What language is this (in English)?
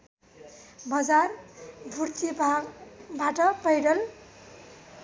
Nepali